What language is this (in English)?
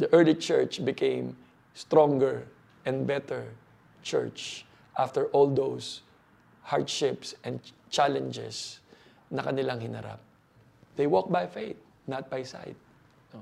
Filipino